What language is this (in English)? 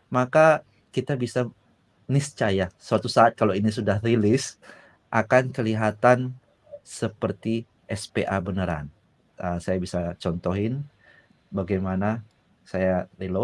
Indonesian